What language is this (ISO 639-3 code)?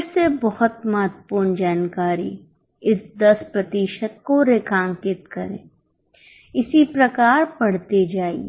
hin